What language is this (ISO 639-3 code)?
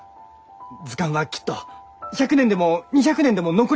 jpn